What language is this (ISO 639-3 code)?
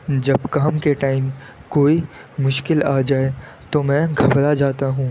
urd